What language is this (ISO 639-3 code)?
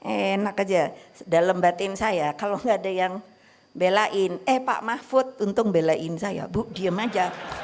ind